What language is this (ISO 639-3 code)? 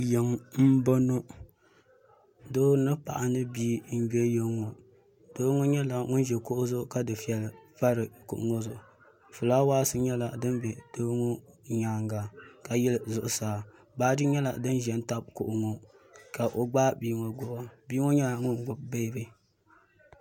dag